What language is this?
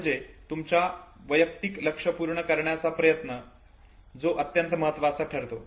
Marathi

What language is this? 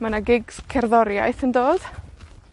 Welsh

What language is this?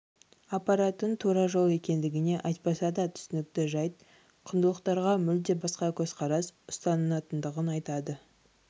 Kazakh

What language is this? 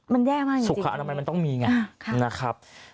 Thai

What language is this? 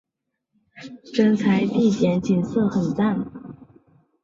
Chinese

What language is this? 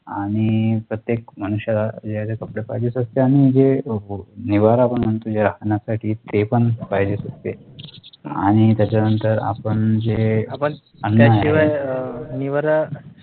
Marathi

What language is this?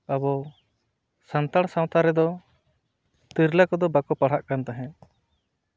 Santali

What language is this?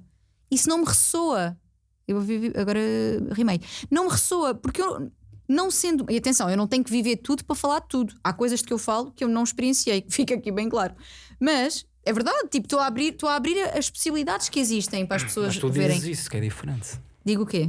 Portuguese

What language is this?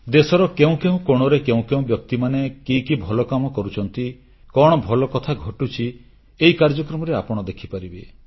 Odia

